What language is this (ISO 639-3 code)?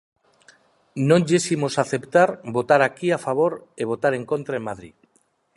glg